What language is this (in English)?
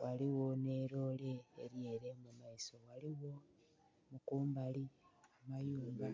Soga